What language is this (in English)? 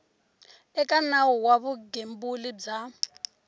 Tsonga